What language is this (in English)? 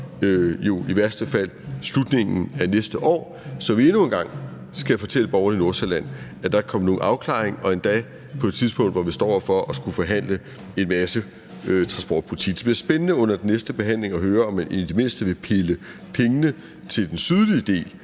Danish